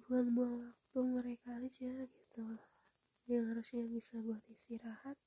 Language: Indonesian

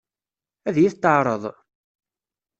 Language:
Kabyle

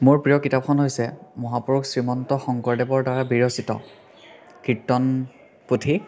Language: Assamese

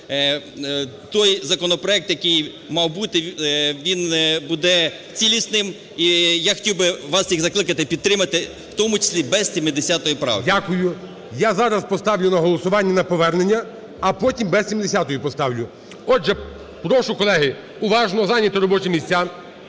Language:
Ukrainian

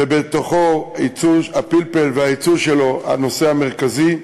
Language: Hebrew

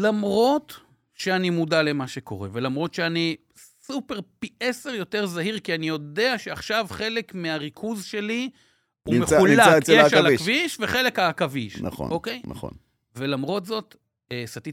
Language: Hebrew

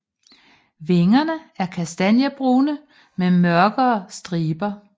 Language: Danish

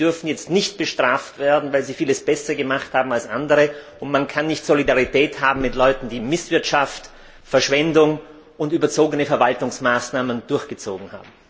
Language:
German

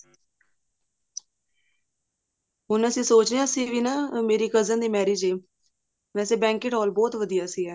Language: Punjabi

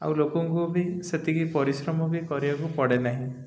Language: Odia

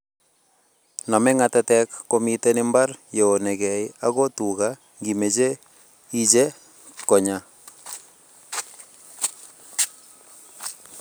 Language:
Kalenjin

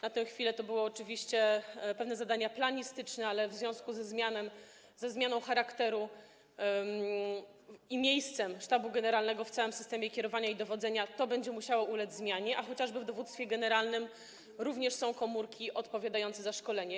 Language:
Polish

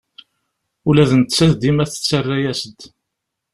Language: Kabyle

